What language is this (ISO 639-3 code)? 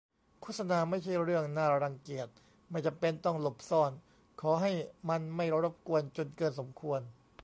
tha